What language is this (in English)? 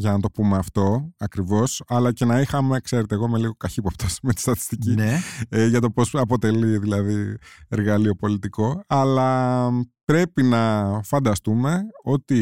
Greek